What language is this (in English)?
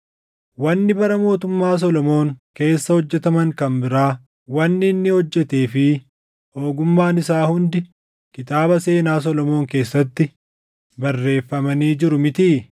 Oromo